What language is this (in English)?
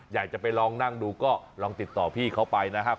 Thai